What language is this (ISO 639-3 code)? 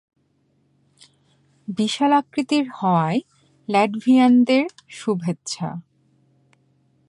ben